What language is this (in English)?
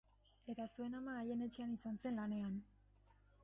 Basque